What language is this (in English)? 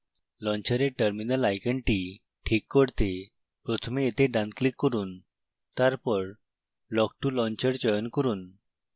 Bangla